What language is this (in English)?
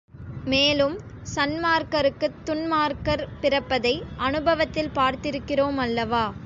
Tamil